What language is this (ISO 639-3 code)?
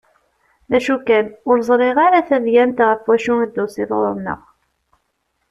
kab